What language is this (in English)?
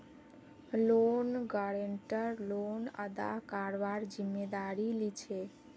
Magahi